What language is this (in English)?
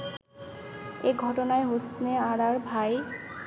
Bangla